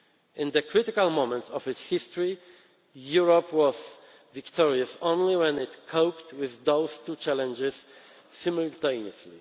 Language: English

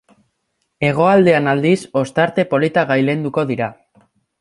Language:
Basque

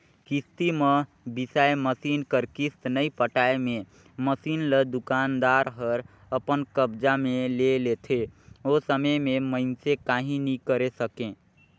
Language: Chhattisgarhi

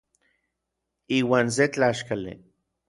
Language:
Orizaba Nahuatl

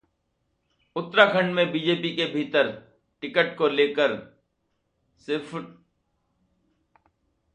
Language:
Hindi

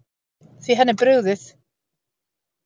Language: Icelandic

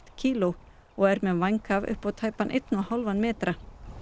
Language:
Icelandic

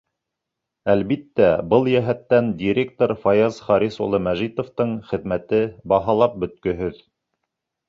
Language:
Bashkir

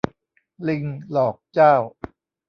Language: Thai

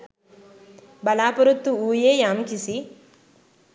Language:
Sinhala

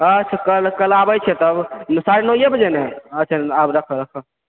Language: Maithili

